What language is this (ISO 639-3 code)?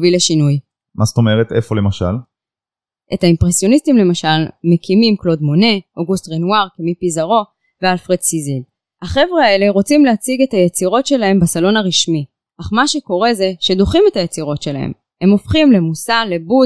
heb